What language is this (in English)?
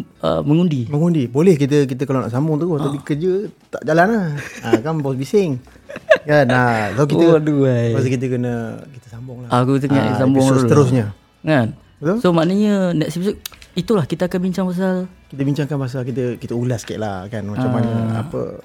Malay